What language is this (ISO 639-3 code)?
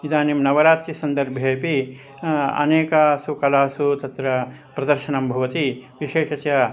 san